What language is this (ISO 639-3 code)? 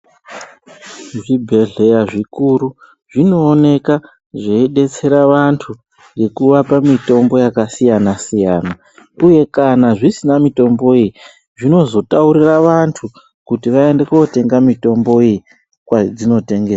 ndc